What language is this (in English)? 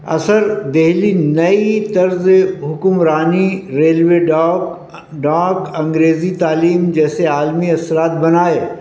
Urdu